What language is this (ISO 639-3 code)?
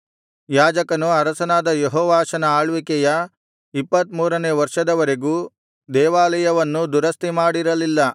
kan